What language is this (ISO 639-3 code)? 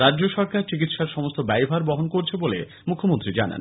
ben